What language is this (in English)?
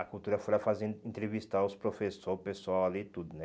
Portuguese